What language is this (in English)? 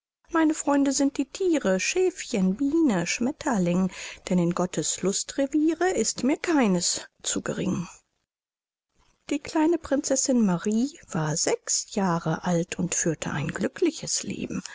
German